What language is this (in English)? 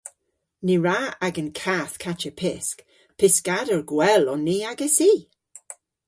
Cornish